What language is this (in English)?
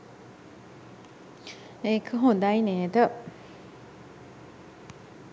Sinhala